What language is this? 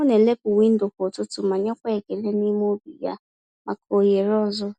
Igbo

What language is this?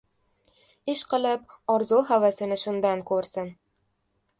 Uzbek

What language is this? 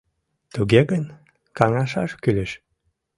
Mari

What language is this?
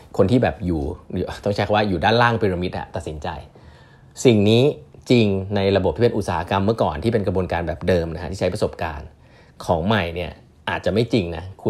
Thai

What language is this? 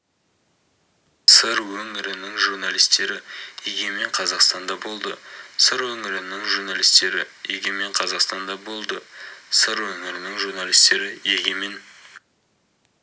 Kazakh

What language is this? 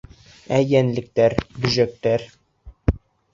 Bashkir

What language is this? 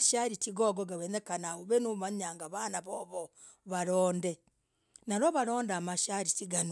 Logooli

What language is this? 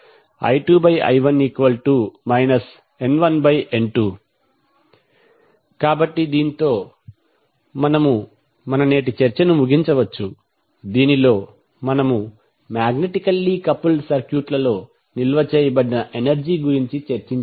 Telugu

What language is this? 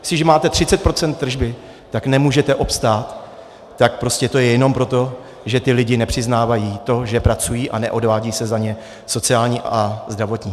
Czech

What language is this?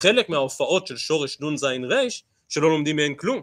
Hebrew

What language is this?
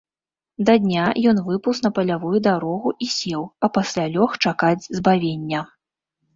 Belarusian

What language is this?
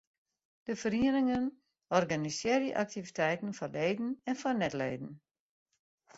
Western Frisian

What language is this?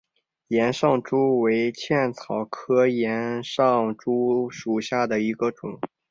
Chinese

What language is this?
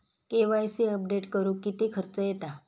Marathi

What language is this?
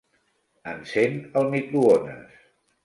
Catalan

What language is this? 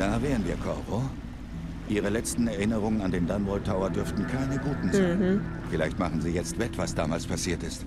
German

